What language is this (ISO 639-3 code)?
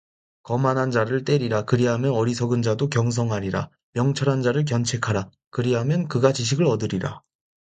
kor